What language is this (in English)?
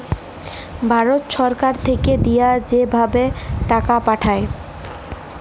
Bangla